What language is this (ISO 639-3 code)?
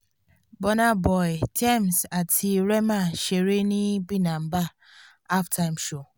yor